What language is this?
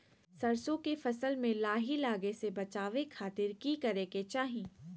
Magahi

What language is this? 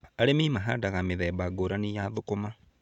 Kikuyu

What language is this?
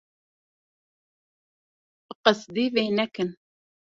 Kurdish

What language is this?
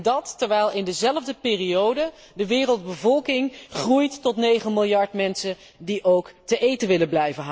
Dutch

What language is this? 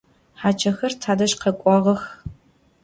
Adyghe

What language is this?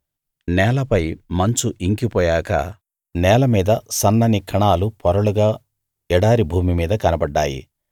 Telugu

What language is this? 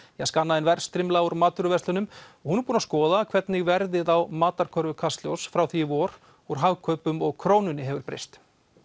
Icelandic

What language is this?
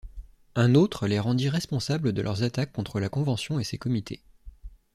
French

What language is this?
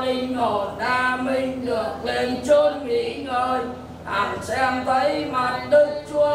Vietnamese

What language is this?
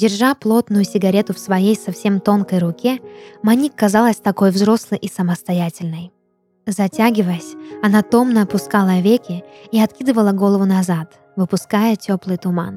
Russian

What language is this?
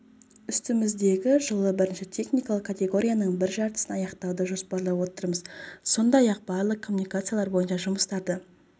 Kazakh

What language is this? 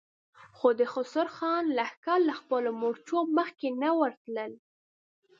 Pashto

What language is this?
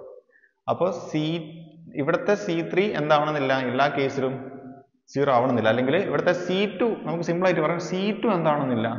Malayalam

